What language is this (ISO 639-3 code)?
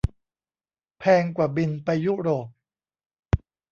tha